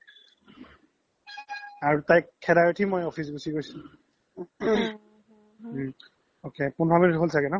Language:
Assamese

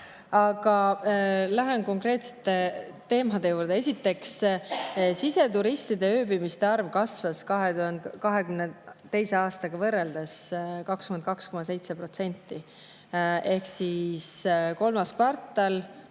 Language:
Estonian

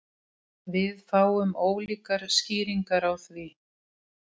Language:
Icelandic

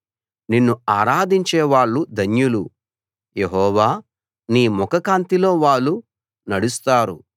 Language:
Telugu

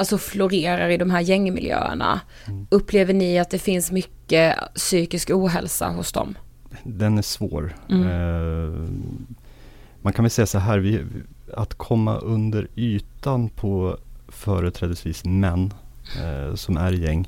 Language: Swedish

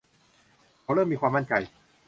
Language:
Thai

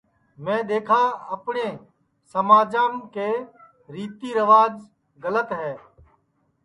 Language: Sansi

